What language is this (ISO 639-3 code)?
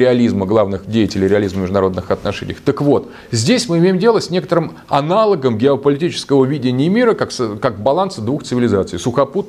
rus